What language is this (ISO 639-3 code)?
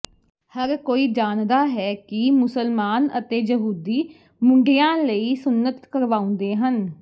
pan